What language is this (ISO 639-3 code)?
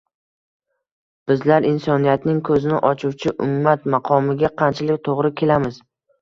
uzb